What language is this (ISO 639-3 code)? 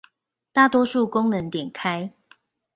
zho